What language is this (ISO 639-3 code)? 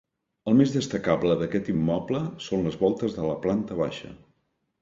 cat